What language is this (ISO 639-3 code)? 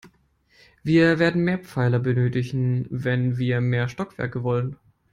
deu